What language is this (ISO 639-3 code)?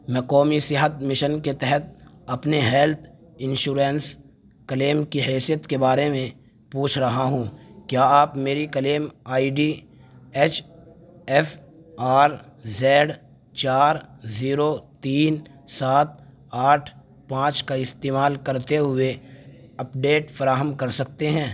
urd